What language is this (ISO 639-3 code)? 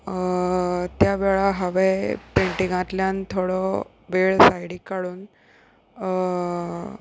kok